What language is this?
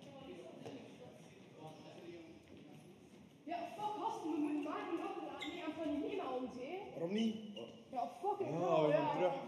Dutch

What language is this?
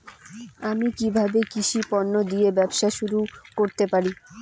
Bangla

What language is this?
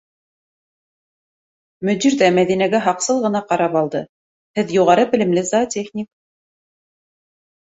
Bashkir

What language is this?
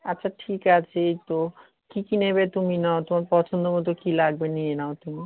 Bangla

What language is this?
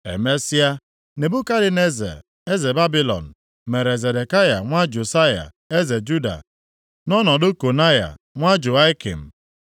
Igbo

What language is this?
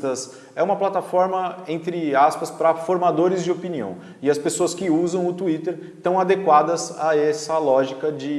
Portuguese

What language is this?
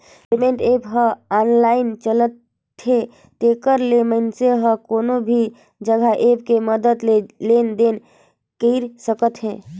Chhattisgarhi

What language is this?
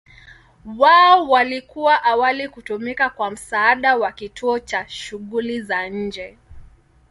Swahili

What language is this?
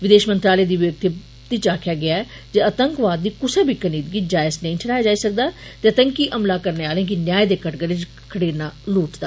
Dogri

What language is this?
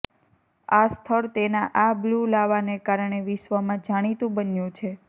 Gujarati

